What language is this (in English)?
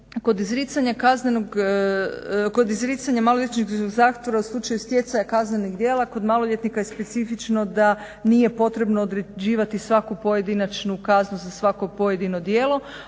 Croatian